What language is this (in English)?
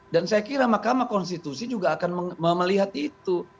Indonesian